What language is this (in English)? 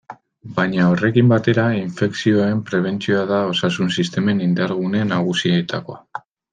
Basque